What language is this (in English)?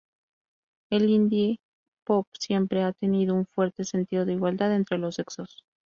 Spanish